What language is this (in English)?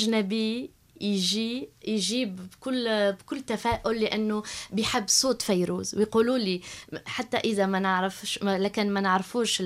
Arabic